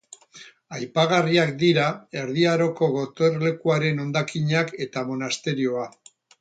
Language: Basque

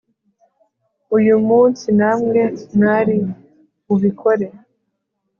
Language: Kinyarwanda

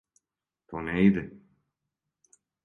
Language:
Serbian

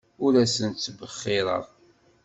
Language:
Kabyle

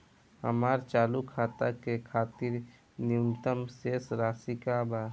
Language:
Bhojpuri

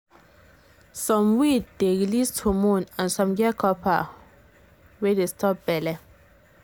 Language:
Nigerian Pidgin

